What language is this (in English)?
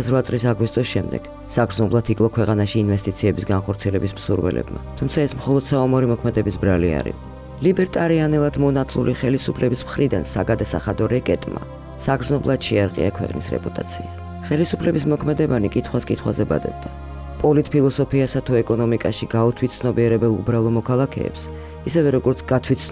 Romanian